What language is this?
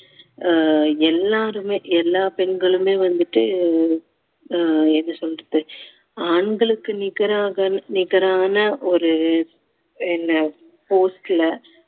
Tamil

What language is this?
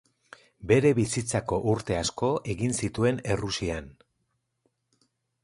Basque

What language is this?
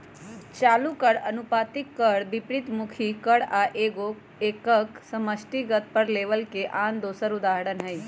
Magahi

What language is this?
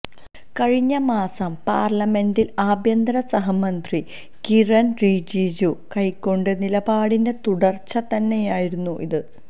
Malayalam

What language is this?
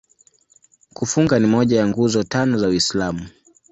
Swahili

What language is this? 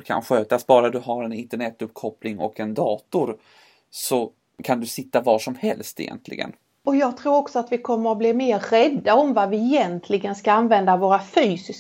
Swedish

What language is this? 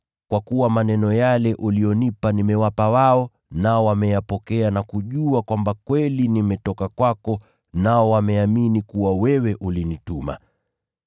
Swahili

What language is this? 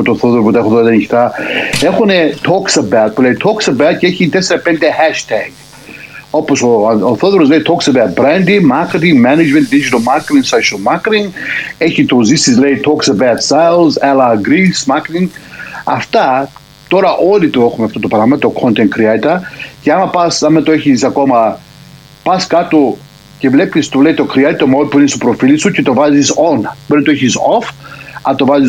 Greek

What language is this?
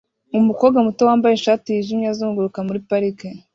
Kinyarwanda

